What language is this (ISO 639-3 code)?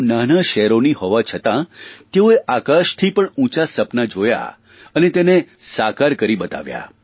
guj